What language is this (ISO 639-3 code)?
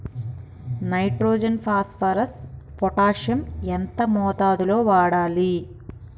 tel